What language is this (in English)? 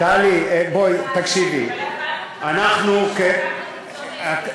Hebrew